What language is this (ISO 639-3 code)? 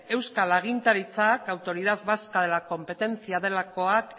spa